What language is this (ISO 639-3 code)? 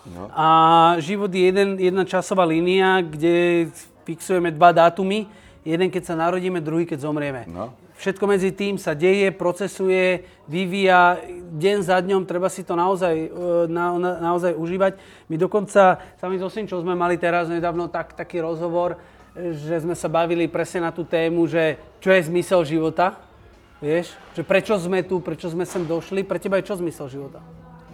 slk